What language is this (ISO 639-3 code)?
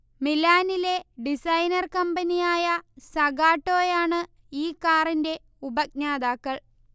mal